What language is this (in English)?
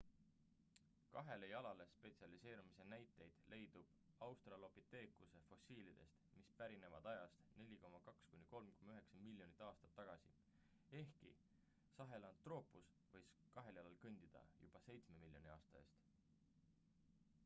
Estonian